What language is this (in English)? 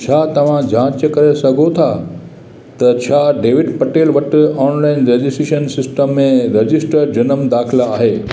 Sindhi